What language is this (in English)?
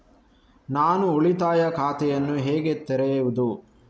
Kannada